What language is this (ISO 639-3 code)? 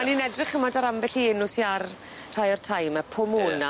cym